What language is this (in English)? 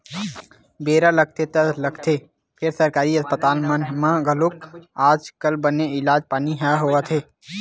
Chhattisgarhi